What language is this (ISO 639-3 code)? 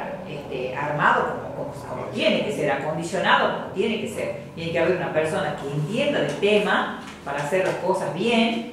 spa